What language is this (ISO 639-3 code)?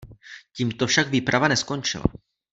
ces